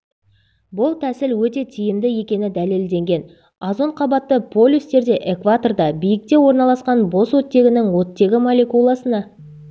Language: Kazakh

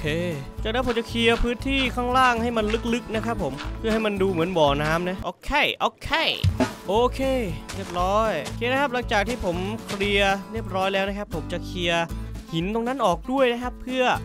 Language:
Thai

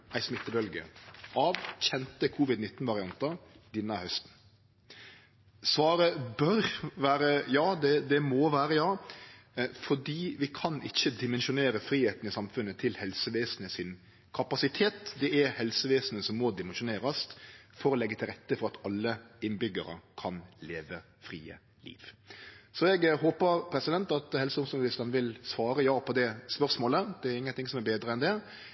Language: Norwegian Nynorsk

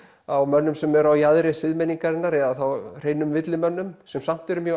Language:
Icelandic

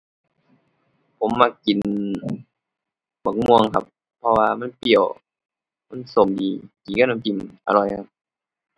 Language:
Thai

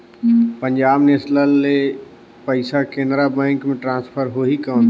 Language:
Chhattisgarhi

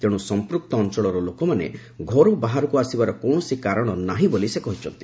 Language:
Odia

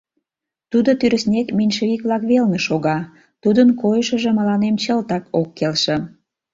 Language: Mari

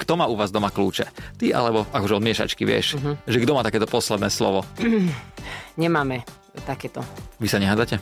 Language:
Slovak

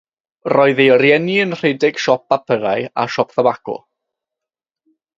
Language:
Welsh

